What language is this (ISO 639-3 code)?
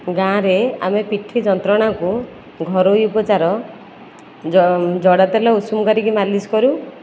ori